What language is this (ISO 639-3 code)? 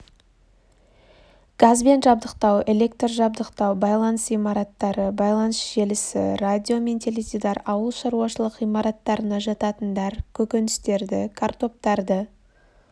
kaz